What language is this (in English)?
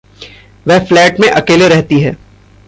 Hindi